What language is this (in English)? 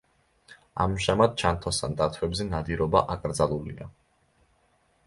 Georgian